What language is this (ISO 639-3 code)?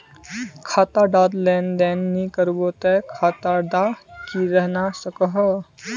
mag